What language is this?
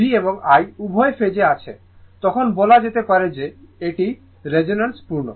Bangla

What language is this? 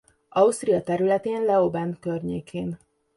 Hungarian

